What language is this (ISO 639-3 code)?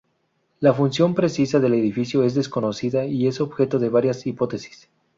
spa